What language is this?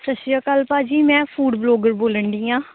Punjabi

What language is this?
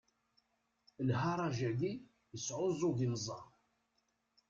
Kabyle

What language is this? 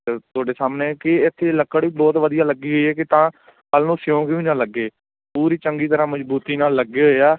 Punjabi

